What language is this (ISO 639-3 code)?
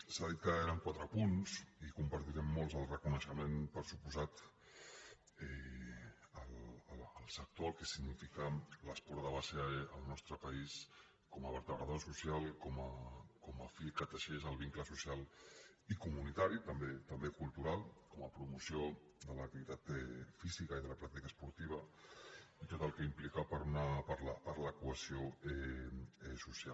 cat